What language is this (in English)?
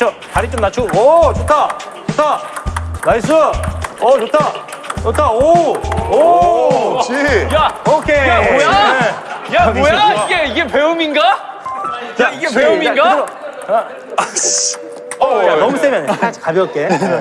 Korean